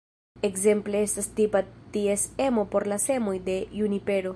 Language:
Esperanto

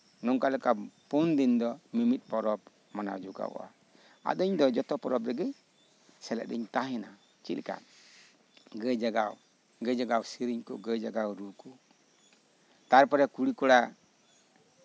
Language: Santali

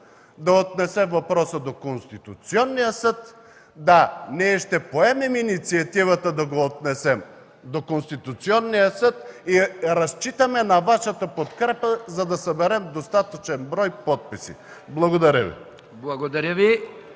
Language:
Bulgarian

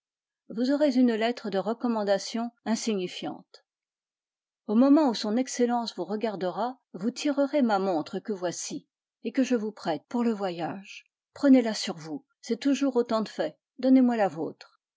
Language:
French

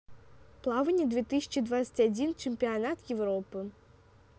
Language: Russian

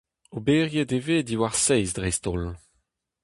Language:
Breton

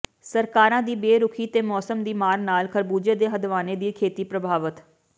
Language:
Punjabi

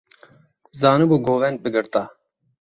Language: Kurdish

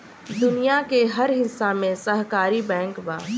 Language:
Bhojpuri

